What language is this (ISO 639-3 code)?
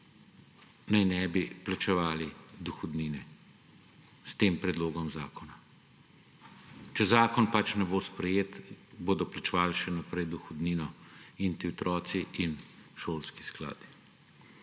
slv